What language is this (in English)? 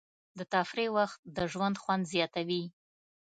Pashto